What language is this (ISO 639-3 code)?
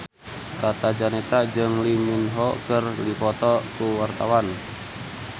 sun